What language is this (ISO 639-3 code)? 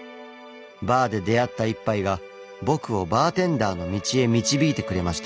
jpn